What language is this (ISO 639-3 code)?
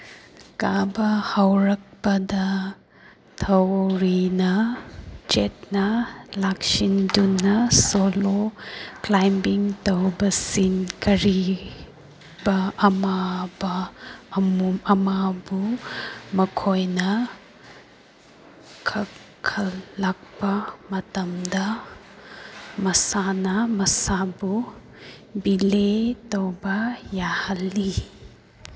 mni